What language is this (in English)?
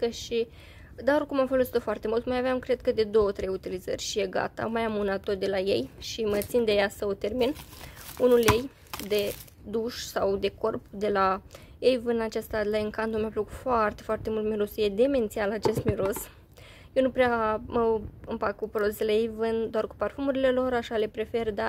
Romanian